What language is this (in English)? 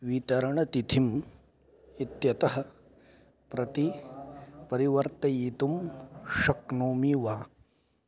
Sanskrit